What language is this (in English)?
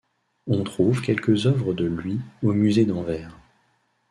French